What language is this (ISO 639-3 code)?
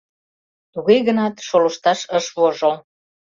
chm